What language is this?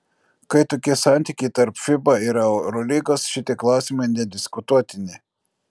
Lithuanian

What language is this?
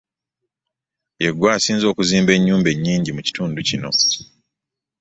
Ganda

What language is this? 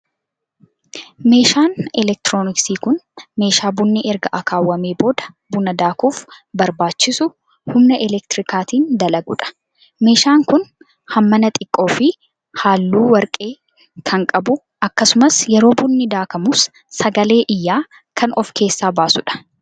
Oromo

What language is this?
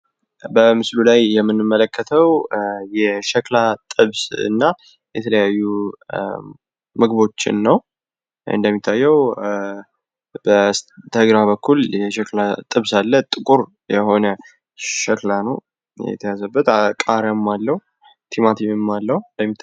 Amharic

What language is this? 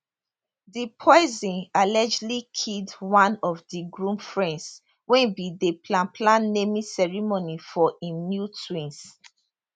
Nigerian Pidgin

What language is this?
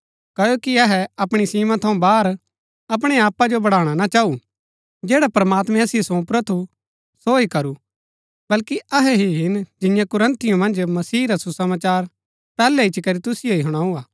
Gaddi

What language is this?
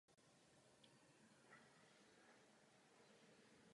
Czech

